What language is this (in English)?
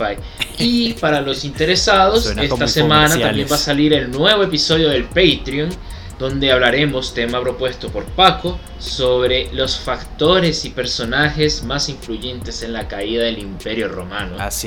Spanish